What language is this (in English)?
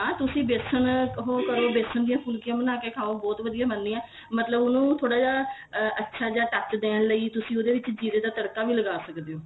Punjabi